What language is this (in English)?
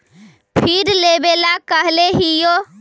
Magahi